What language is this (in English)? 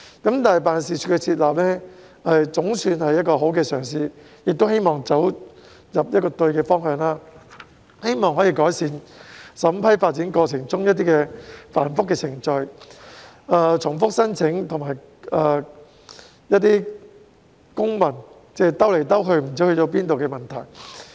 Cantonese